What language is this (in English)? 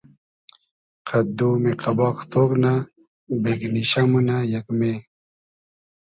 Hazaragi